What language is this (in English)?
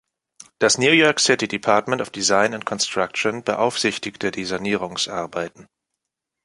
German